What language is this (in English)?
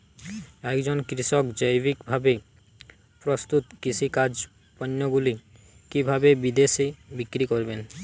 Bangla